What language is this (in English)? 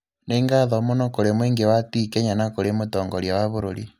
Kikuyu